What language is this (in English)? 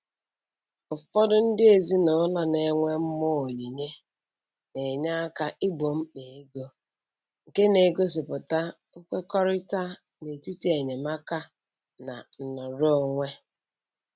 Igbo